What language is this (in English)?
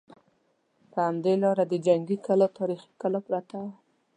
Pashto